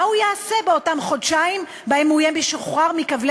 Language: Hebrew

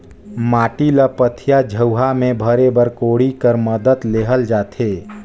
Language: Chhattisgarhi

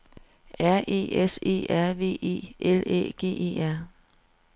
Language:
Danish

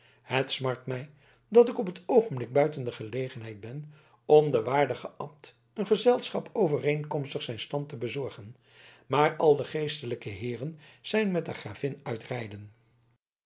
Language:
Dutch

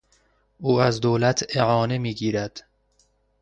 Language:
Persian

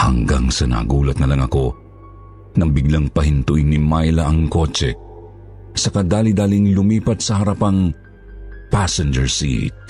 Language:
Filipino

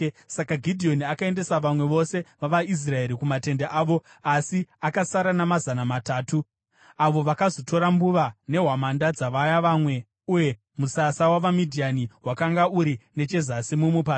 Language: Shona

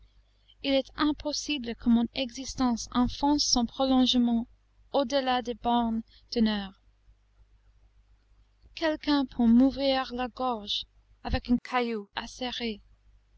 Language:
French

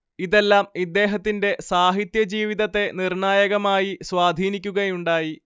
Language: Malayalam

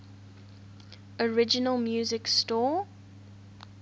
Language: English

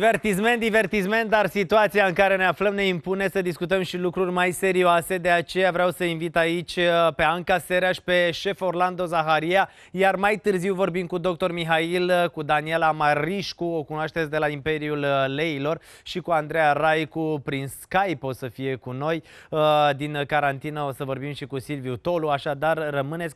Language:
Romanian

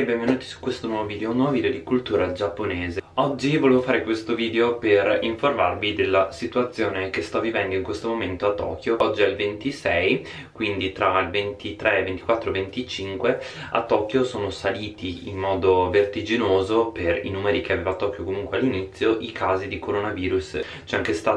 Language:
Italian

